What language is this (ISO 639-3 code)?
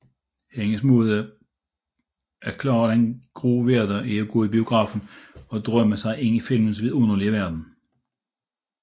dan